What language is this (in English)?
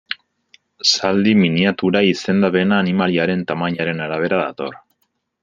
Basque